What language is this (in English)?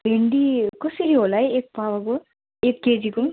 Nepali